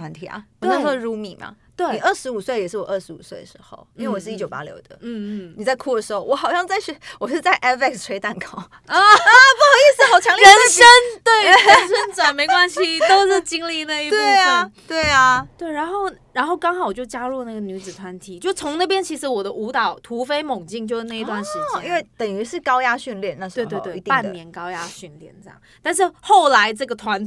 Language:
Chinese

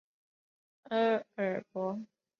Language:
Chinese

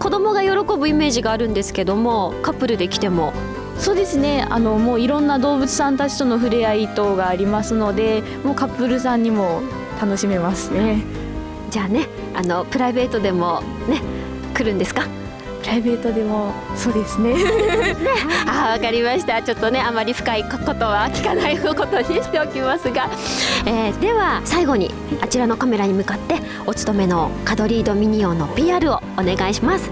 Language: Japanese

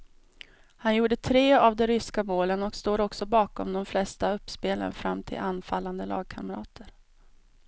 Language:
Swedish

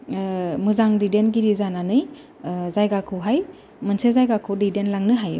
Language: Bodo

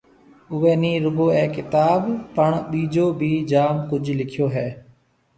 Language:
Marwari (Pakistan)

